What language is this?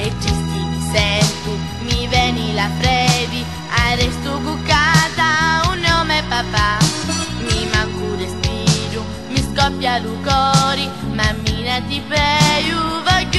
Italian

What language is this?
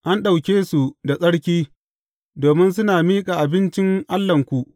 Hausa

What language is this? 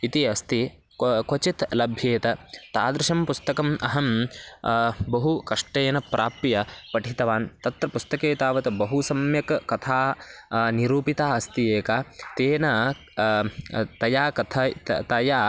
Sanskrit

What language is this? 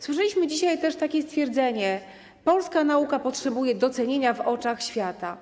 Polish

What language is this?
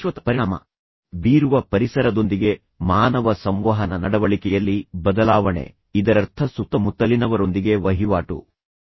Kannada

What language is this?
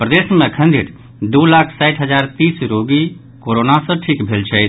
Maithili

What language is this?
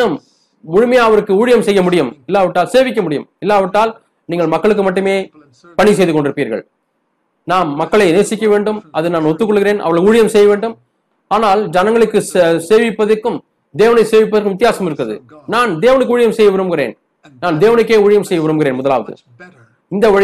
Tamil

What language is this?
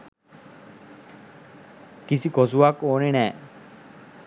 Sinhala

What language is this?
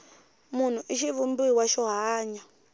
Tsonga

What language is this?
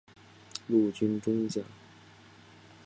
Chinese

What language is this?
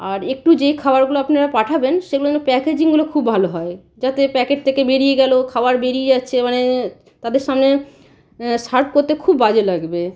Bangla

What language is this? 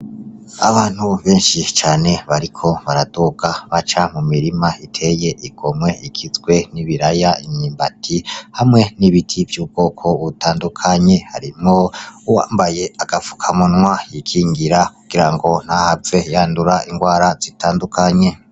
Rundi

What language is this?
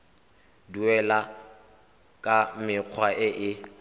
Tswana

